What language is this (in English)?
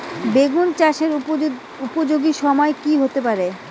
Bangla